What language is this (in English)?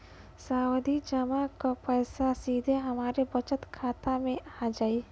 Bhojpuri